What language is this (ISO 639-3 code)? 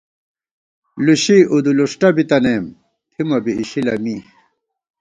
gwt